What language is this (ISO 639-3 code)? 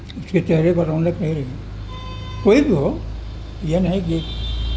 urd